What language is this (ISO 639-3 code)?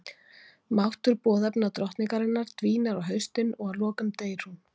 isl